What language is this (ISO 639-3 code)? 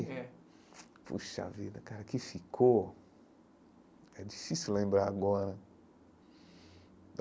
por